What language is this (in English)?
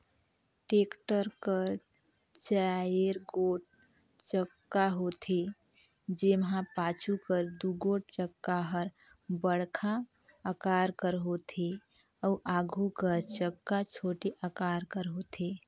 Chhattisgarhi